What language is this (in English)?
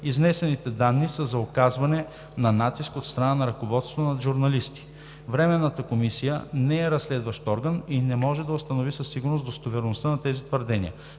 Bulgarian